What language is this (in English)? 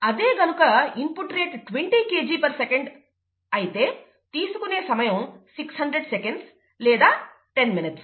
Telugu